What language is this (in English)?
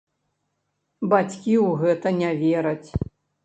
Belarusian